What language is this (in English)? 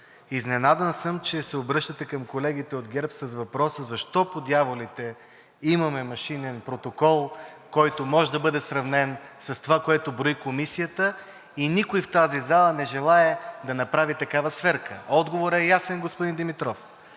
Bulgarian